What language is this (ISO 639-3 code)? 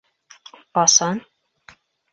bak